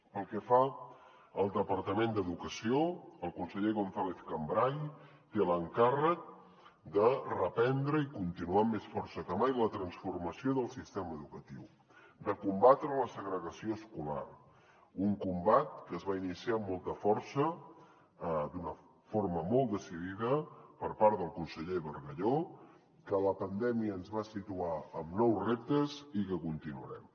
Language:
Catalan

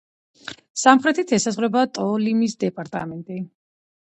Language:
Georgian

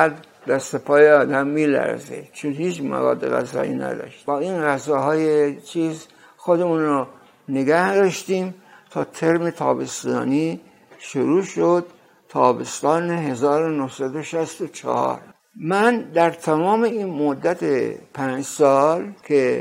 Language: Persian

